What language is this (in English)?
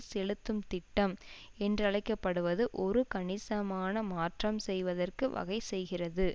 Tamil